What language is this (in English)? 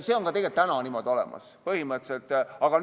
Estonian